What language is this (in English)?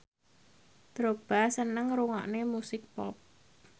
Javanese